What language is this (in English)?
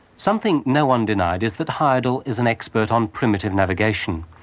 English